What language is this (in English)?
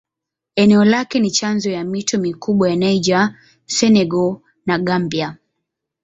Swahili